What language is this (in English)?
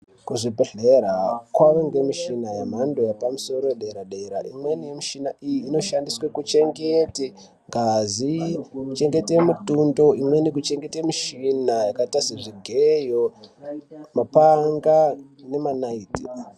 Ndau